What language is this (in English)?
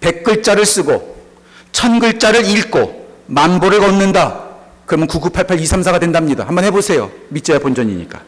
Korean